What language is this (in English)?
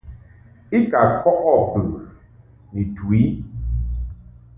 Mungaka